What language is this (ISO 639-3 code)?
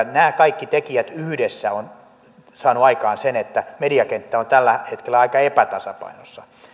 fin